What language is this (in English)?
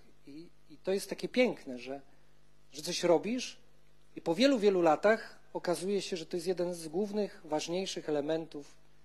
Polish